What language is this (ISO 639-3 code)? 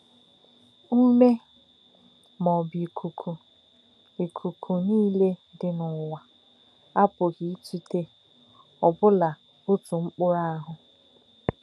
ibo